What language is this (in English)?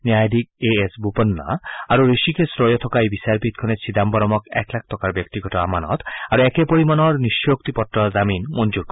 Assamese